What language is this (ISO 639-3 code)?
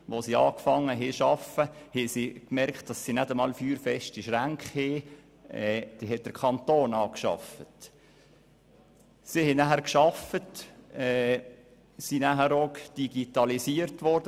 gsw